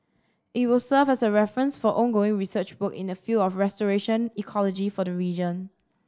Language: English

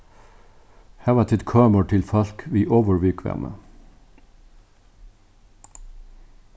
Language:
Faroese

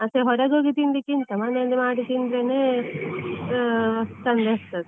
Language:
Kannada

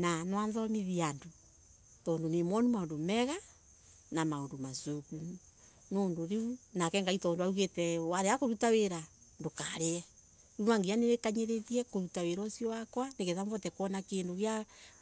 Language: Embu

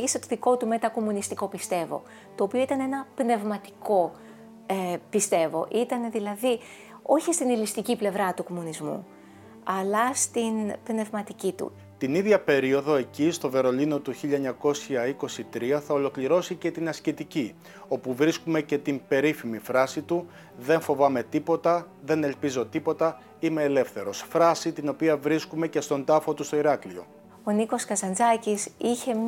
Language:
Greek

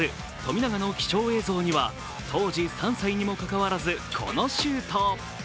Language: Japanese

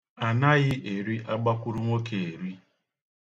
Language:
Igbo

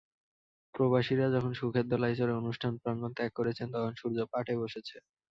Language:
Bangla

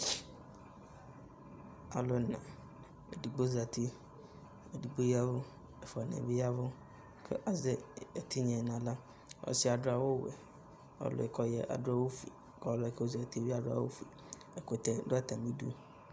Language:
Ikposo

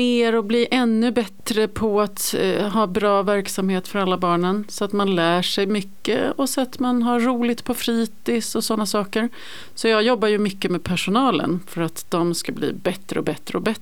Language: Swedish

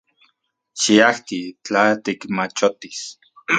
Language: Central Puebla Nahuatl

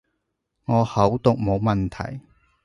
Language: Cantonese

